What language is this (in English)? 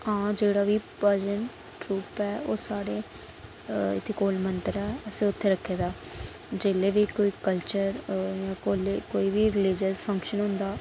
Dogri